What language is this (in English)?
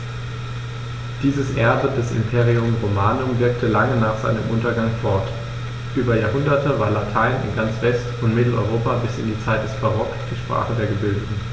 German